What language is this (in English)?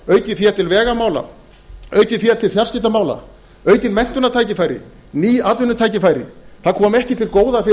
Icelandic